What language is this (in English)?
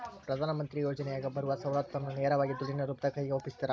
Kannada